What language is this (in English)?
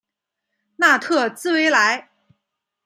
Chinese